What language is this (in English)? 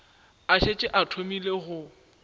Northern Sotho